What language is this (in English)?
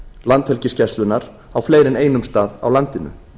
Icelandic